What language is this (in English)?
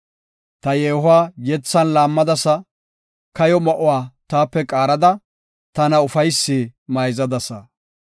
Gofa